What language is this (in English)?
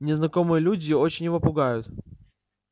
Russian